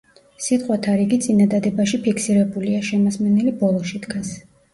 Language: Georgian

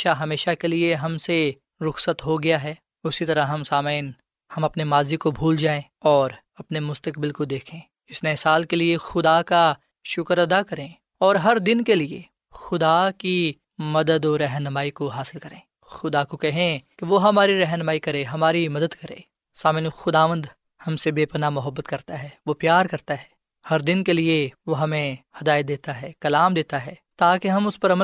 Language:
Urdu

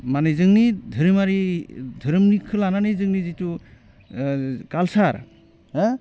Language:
Bodo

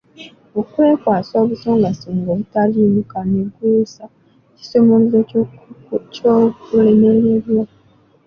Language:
Ganda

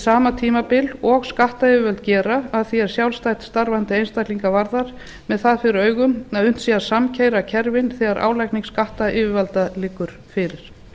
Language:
Icelandic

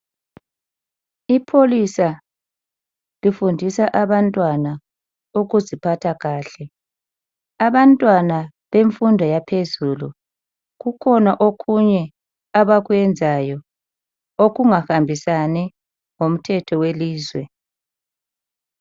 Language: North Ndebele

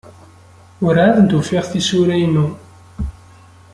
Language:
Kabyle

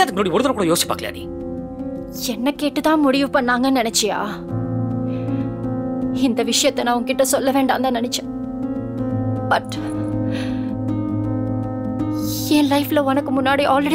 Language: Tamil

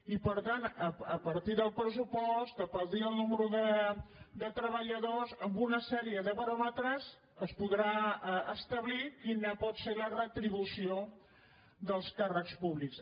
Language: Catalan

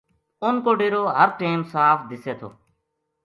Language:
Gujari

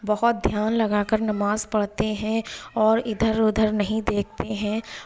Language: Urdu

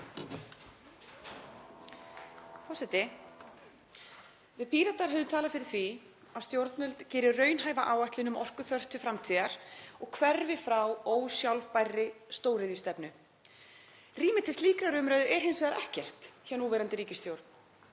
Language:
Icelandic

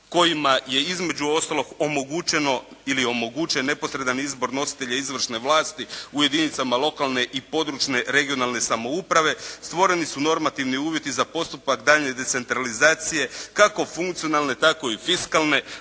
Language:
Croatian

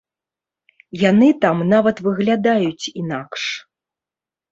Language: Belarusian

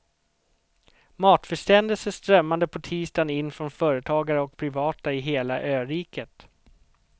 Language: Swedish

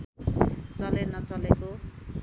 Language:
Nepali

